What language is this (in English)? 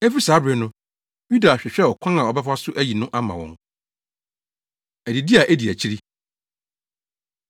Akan